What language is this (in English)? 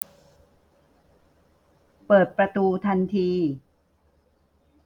Thai